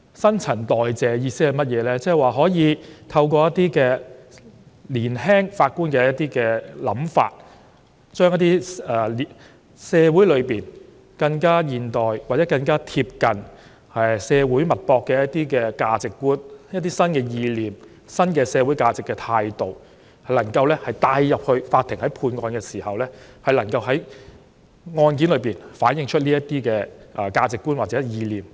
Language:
Cantonese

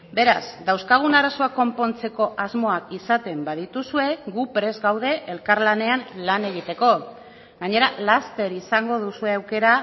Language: Basque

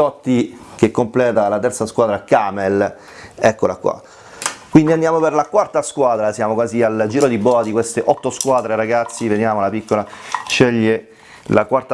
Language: Italian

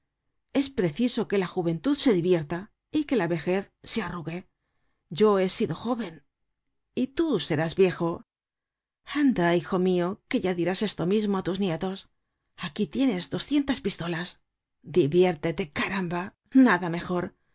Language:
Spanish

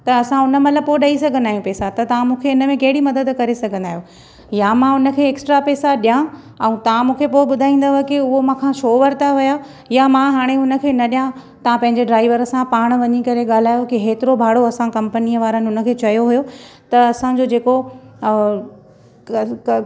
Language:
Sindhi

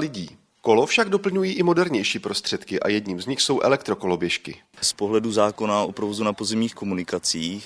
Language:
Czech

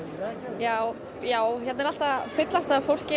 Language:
Icelandic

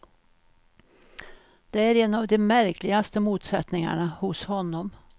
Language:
Swedish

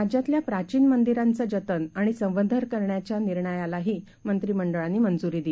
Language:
Marathi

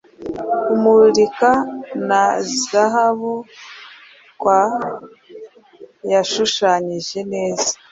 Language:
Kinyarwanda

